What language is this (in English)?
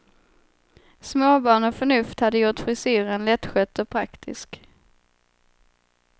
Swedish